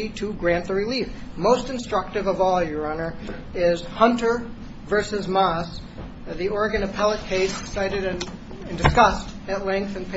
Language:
English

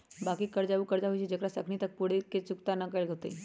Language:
Magahi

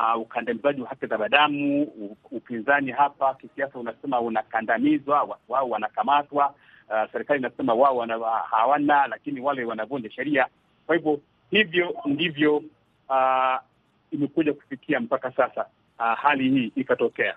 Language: Swahili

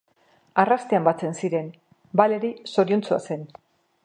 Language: Basque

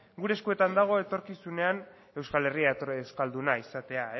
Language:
Basque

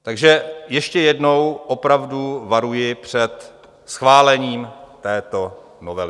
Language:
Czech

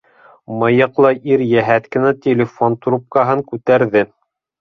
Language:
Bashkir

